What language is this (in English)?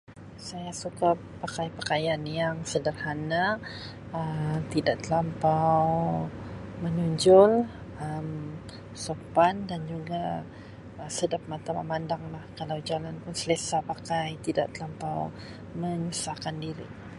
Sabah Malay